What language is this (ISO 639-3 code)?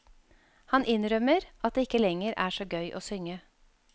nor